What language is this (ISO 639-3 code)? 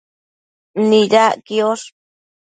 mcf